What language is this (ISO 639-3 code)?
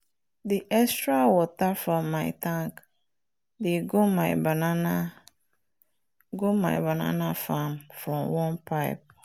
pcm